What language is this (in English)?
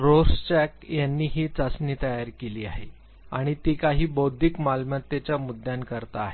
Marathi